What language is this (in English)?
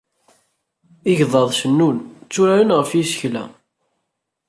Kabyle